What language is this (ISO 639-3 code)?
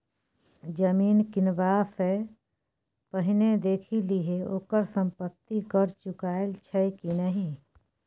mai